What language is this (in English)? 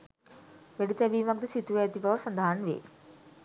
Sinhala